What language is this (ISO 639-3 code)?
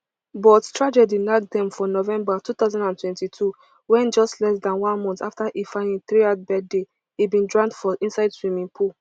pcm